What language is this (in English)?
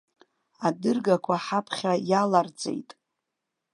Abkhazian